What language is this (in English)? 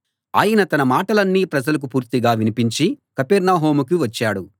Telugu